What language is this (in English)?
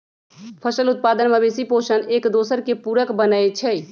Magahi